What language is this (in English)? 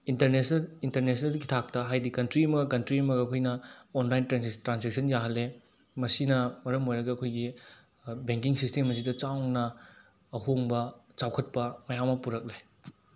Manipuri